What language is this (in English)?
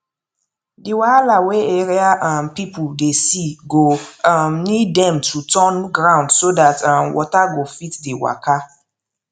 Nigerian Pidgin